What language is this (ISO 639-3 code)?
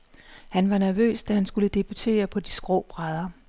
dan